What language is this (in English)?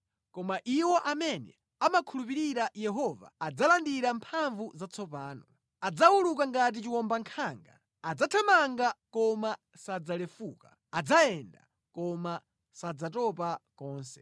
Nyanja